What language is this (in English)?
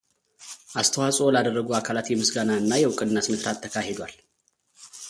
Amharic